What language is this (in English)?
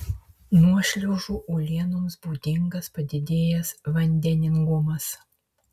Lithuanian